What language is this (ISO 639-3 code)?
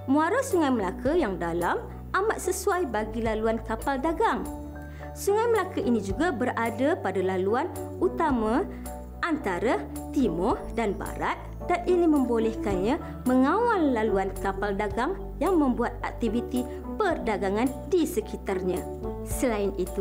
msa